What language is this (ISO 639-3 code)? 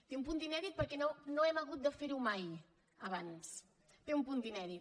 cat